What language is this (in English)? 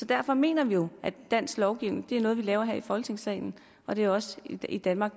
Danish